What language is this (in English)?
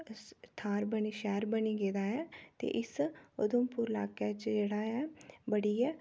Dogri